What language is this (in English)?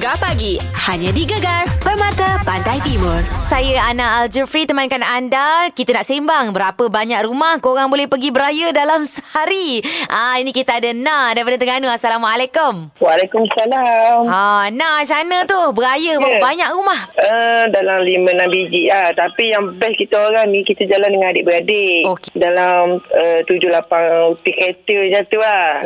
Malay